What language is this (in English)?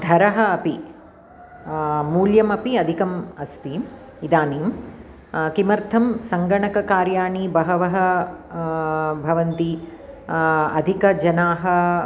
Sanskrit